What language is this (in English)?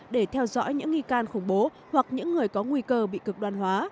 Vietnamese